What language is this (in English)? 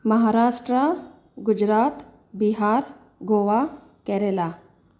Sindhi